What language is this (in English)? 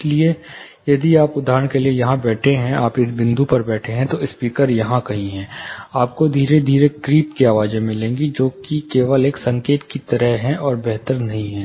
Hindi